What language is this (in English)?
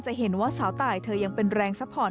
Thai